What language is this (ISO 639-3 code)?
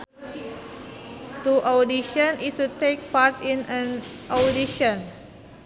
sun